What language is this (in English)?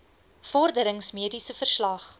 Afrikaans